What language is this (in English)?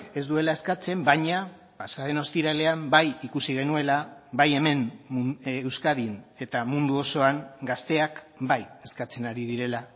Basque